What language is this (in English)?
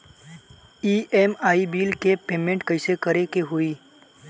Bhojpuri